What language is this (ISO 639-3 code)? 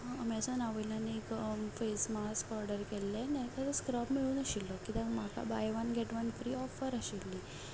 kok